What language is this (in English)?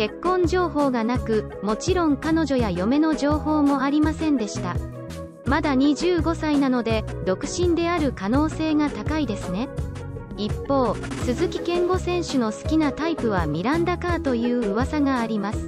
Japanese